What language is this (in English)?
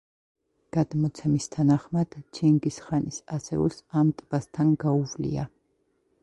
Georgian